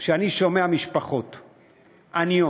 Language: Hebrew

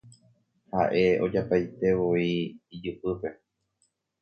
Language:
Guarani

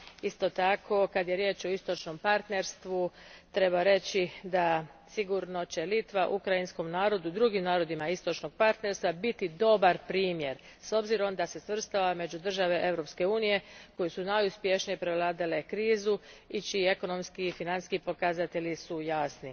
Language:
Croatian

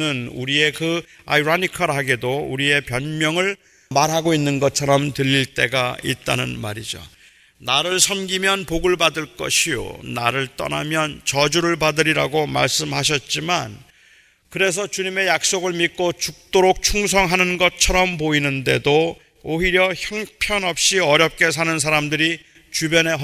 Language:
Korean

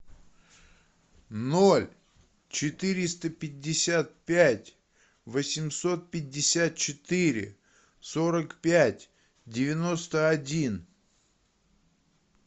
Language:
Russian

